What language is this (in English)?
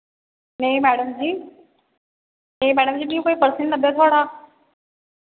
Dogri